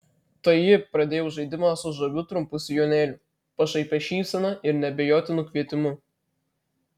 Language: Lithuanian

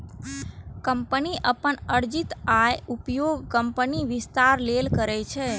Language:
Maithili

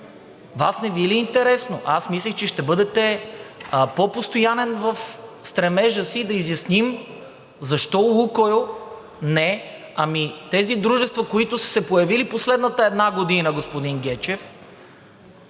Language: Bulgarian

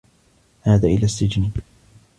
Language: Arabic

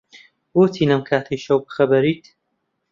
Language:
Central Kurdish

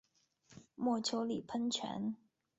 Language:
Chinese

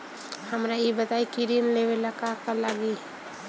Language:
Bhojpuri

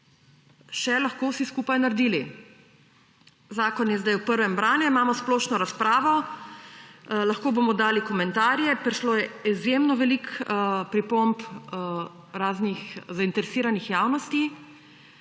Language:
Slovenian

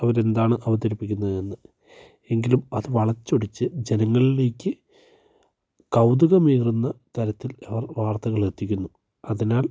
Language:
Malayalam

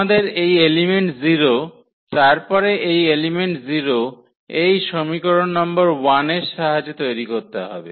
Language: Bangla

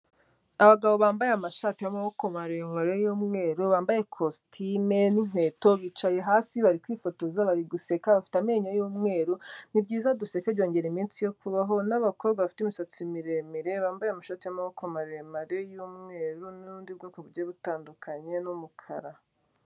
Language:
Kinyarwanda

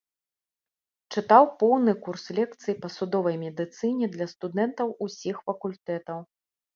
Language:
Belarusian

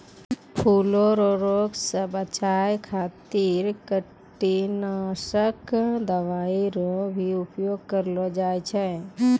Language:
Maithili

